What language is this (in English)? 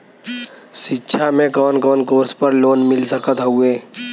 Bhojpuri